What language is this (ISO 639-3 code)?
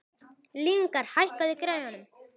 isl